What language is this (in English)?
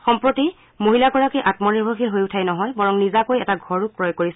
Assamese